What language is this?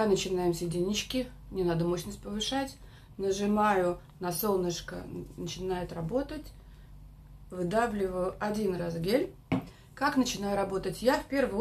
Russian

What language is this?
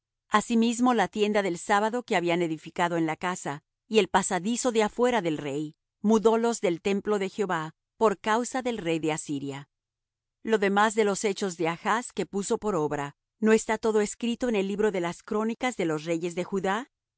Spanish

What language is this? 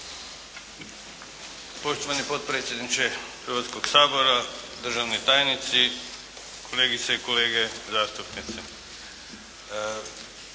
Croatian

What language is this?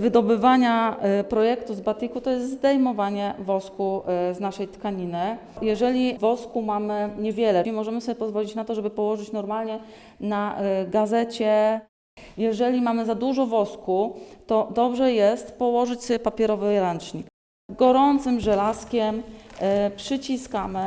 Polish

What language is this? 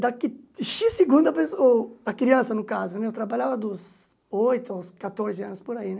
Portuguese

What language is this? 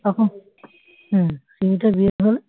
Bangla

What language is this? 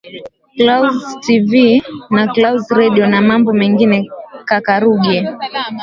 Swahili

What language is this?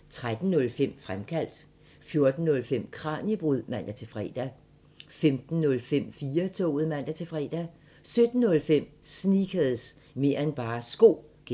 Danish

